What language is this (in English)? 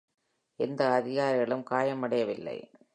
Tamil